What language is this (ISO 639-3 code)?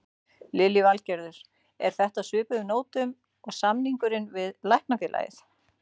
isl